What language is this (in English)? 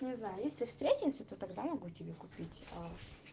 Russian